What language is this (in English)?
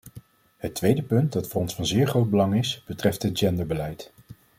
Dutch